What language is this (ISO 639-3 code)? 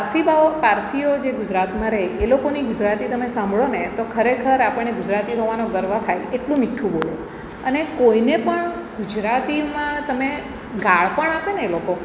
guj